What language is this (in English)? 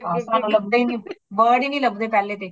Punjabi